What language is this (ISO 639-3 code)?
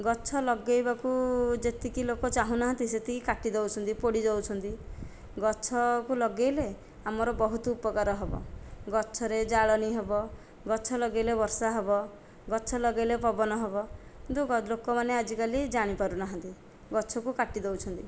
ori